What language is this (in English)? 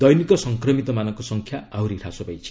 Odia